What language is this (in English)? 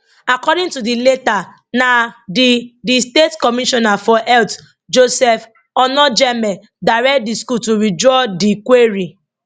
Nigerian Pidgin